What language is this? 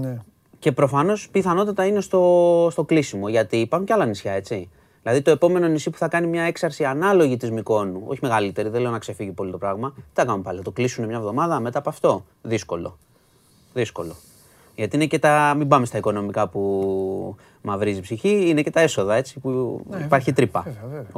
Greek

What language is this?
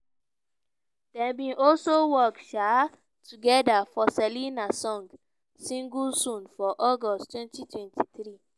Nigerian Pidgin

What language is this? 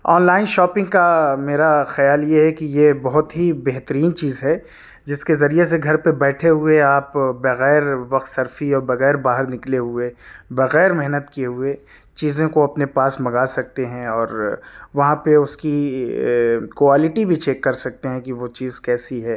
Urdu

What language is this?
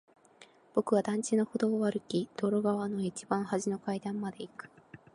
Japanese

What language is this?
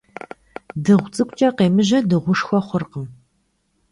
Kabardian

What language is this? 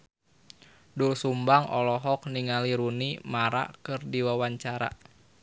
Sundanese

